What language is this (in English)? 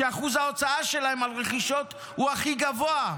Hebrew